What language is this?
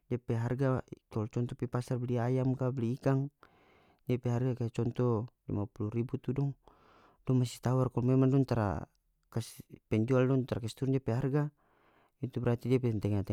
North Moluccan Malay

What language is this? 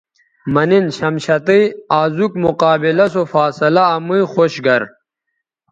Bateri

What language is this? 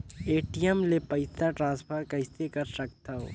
Chhattisgarhi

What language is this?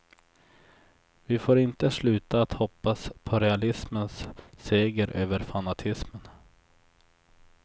Swedish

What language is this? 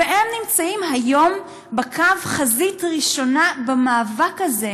Hebrew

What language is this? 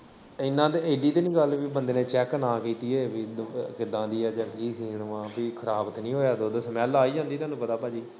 Punjabi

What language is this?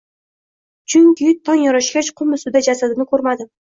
Uzbek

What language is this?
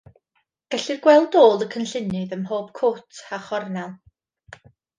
Welsh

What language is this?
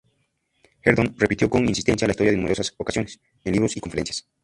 Spanish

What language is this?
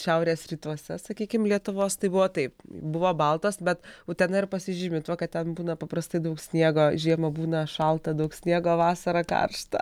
Lithuanian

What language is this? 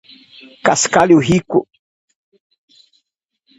Portuguese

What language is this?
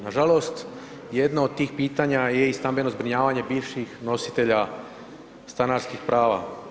Croatian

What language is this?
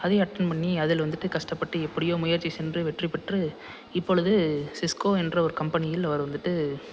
Tamil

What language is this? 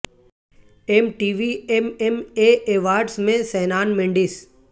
Urdu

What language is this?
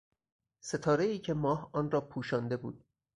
Persian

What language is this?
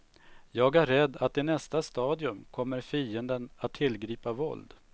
Swedish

